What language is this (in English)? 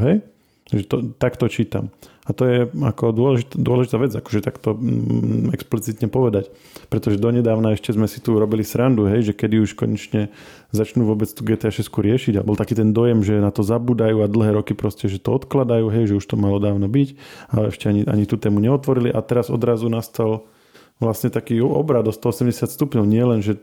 Slovak